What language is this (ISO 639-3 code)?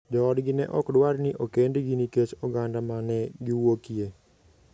luo